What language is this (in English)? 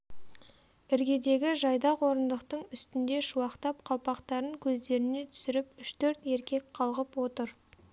Kazakh